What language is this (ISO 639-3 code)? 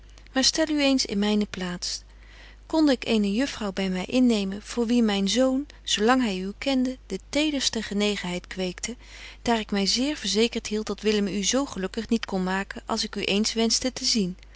nld